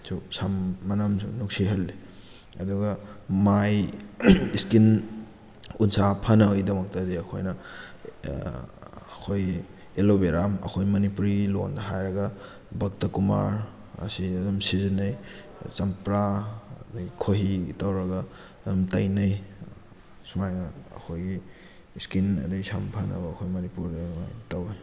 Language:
Manipuri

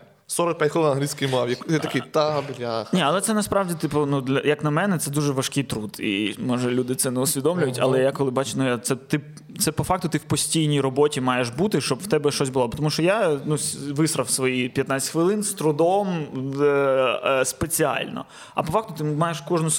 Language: Ukrainian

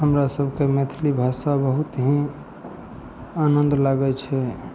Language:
Maithili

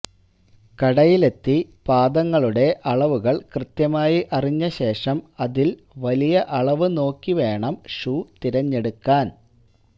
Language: Malayalam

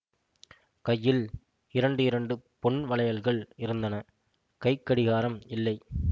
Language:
Tamil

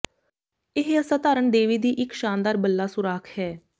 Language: Punjabi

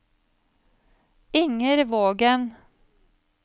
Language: Norwegian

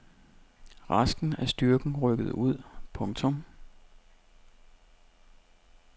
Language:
Danish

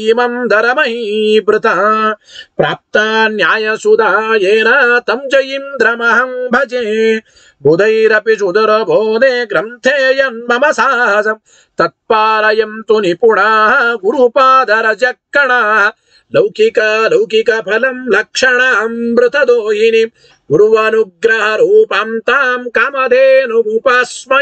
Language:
Arabic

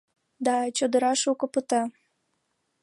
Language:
Mari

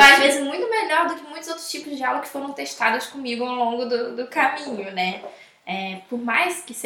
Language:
Portuguese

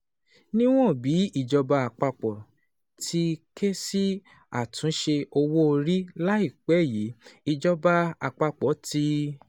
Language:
Yoruba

